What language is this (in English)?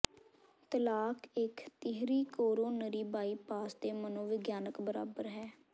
Punjabi